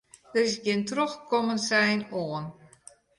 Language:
Western Frisian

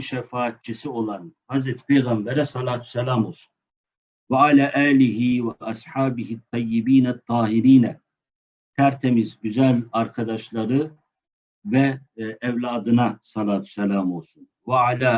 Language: Turkish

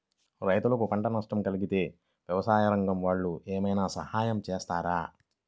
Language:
Telugu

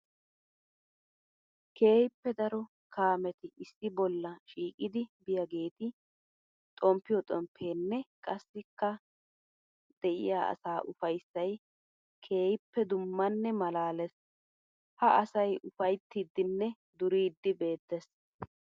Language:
Wolaytta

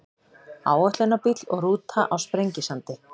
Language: Icelandic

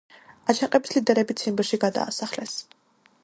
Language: Georgian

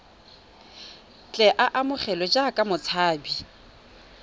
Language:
Tswana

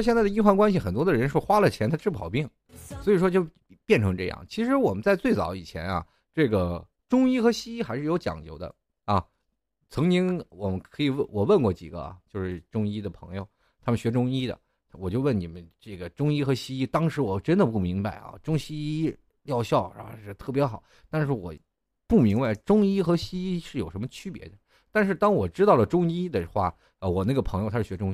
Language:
Chinese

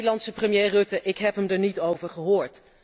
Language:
Dutch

